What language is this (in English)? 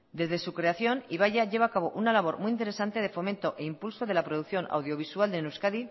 Spanish